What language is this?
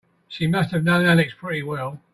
English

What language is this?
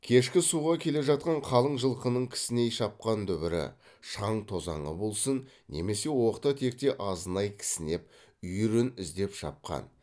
Kazakh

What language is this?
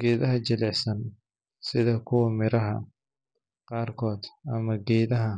Somali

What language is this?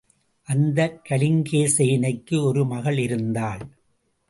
Tamil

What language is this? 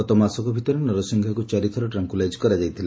Odia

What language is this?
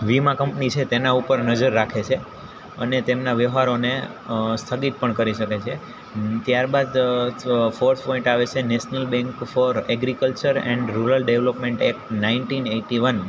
Gujarati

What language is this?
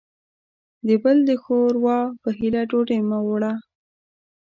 Pashto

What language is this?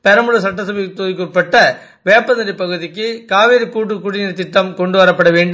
Tamil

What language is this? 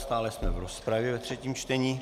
Czech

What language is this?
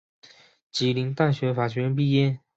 Chinese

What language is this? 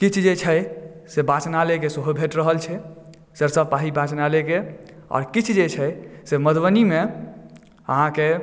Maithili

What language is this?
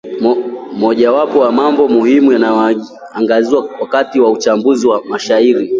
Swahili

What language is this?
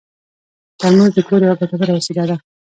Pashto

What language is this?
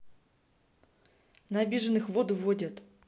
Russian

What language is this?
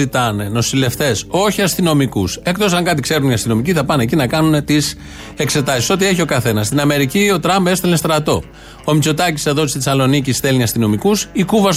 Greek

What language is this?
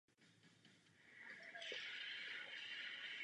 Czech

